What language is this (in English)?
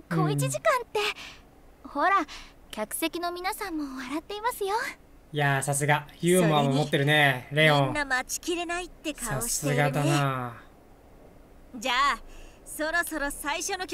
Japanese